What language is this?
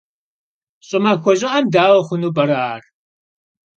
Kabardian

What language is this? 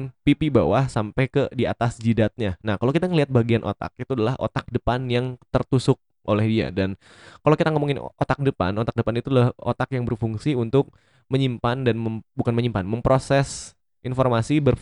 Indonesian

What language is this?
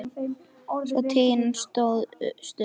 Icelandic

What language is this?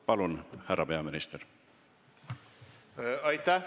Estonian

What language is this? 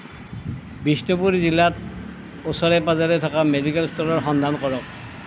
Assamese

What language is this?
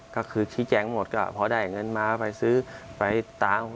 Thai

